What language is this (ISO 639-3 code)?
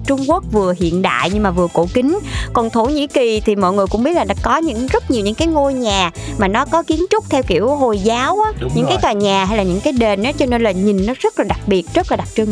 vie